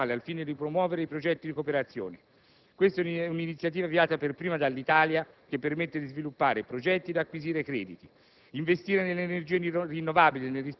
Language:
Italian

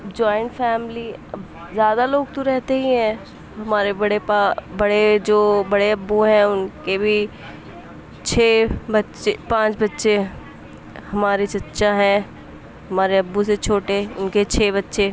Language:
Urdu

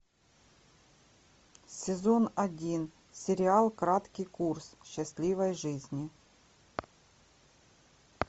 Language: Russian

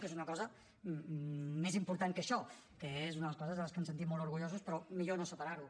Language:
Catalan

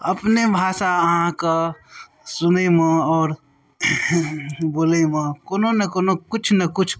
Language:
Maithili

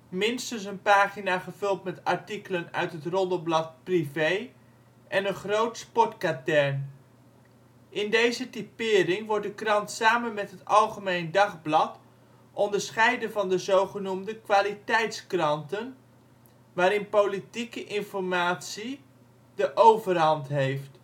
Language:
Dutch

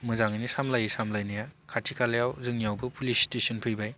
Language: Bodo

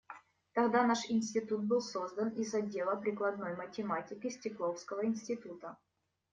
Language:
Russian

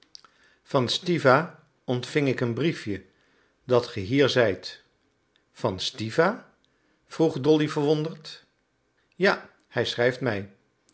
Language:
Dutch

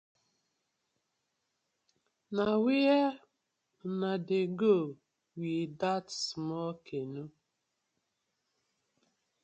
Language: Nigerian Pidgin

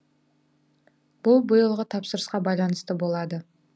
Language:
Kazakh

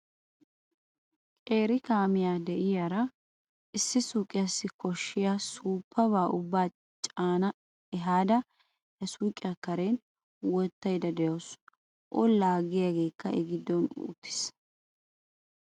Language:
Wolaytta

